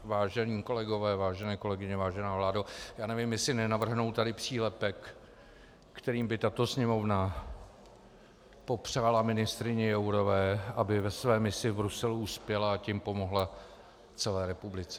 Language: Czech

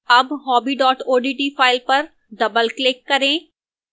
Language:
Hindi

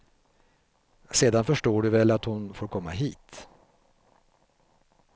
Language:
Swedish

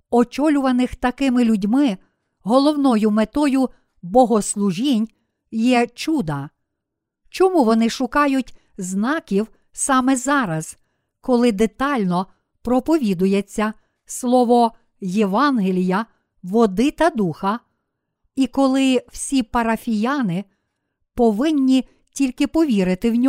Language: Ukrainian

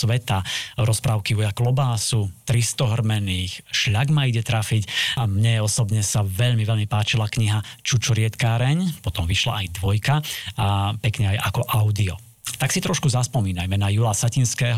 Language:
Slovak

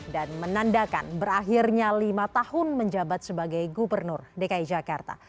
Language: Indonesian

